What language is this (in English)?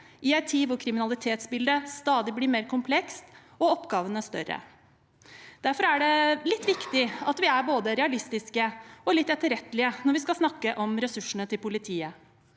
Norwegian